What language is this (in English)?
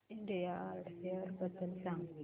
Marathi